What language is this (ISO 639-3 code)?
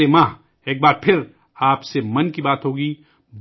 urd